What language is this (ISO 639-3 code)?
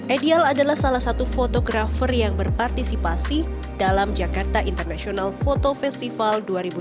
ind